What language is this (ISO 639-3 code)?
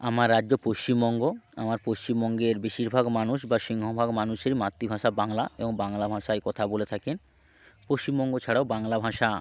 ben